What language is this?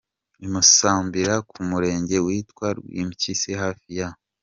Kinyarwanda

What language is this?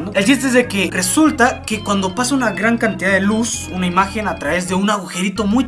Spanish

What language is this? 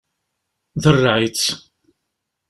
Kabyle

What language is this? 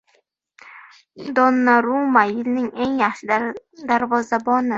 Uzbek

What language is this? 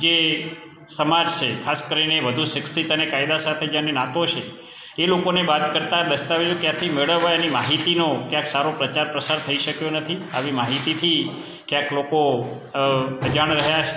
Gujarati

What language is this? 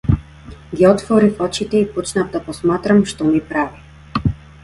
Macedonian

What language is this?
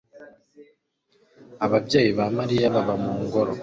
Kinyarwanda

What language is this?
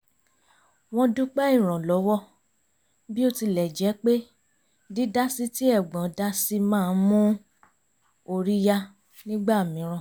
Yoruba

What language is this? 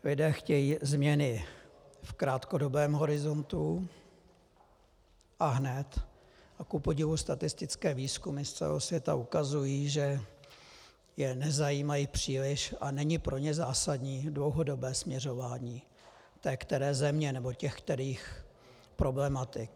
Czech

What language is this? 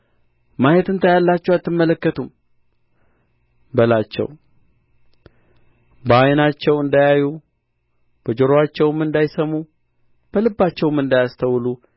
Amharic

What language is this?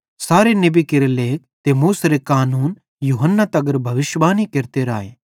Bhadrawahi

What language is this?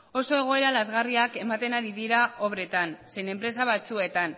Basque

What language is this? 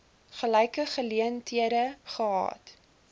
Afrikaans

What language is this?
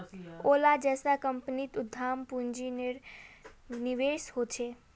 Magahi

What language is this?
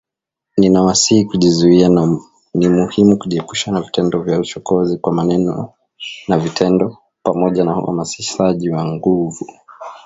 Swahili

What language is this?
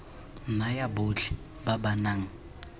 Tswana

